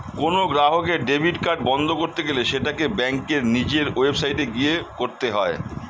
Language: Bangla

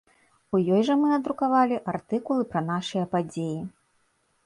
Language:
Belarusian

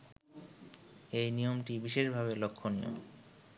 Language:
Bangla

